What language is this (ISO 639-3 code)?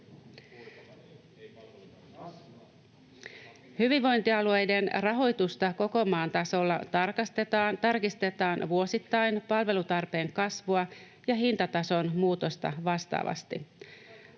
fin